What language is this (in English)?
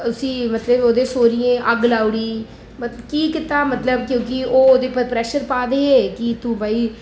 Dogri